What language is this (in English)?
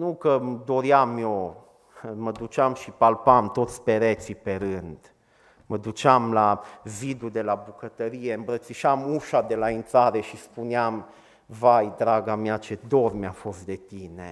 Romanian